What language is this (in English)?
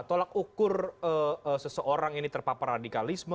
Indonesian